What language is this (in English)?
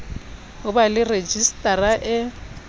Southern Sotho